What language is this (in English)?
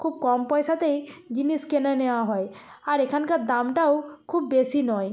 Bangla